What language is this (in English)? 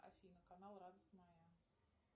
Russian